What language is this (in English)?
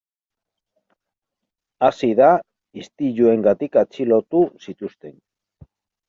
Basque